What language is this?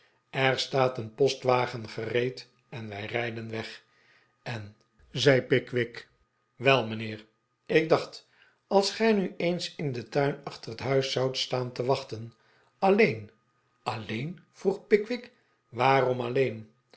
Dutch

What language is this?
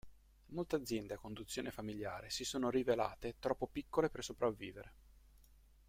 Italian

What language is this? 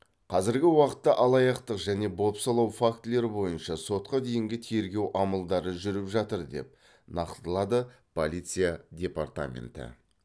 Kazakh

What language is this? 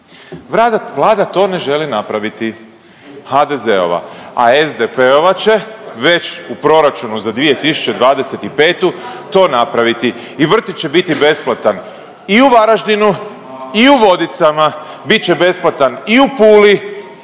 Croatian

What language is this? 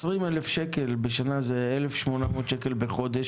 Hebrew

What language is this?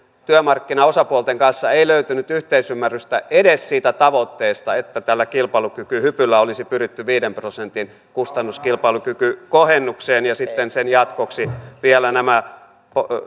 Finnish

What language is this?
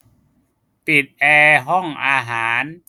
Thai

